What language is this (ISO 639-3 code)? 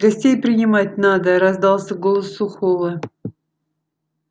rus